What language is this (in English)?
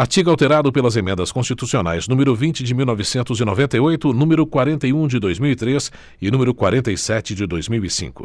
Portuguese